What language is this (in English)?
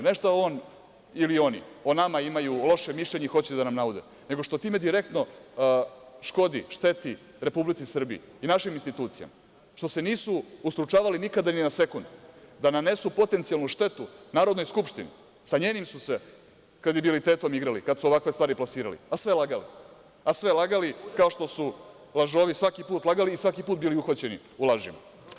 Serbian